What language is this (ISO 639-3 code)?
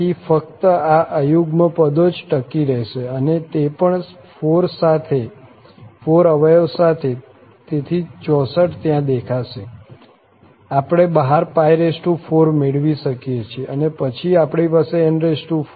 guj